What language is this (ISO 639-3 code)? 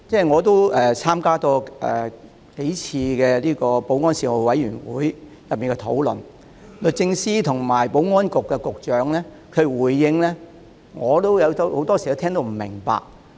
yue